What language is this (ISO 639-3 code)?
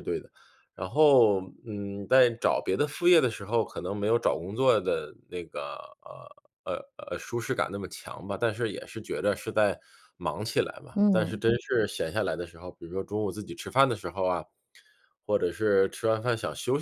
zho